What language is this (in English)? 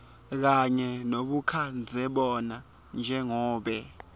Swati